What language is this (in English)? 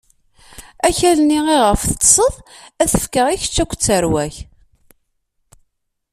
Kabyle